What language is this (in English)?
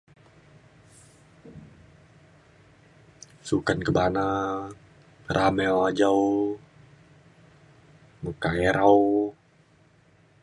Mainstream Kenyah